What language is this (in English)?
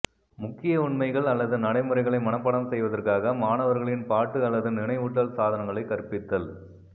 Tamil